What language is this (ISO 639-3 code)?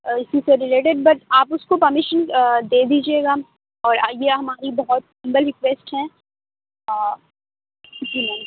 urd